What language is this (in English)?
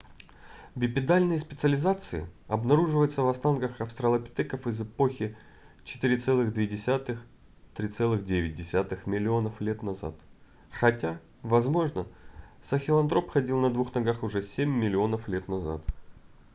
Russian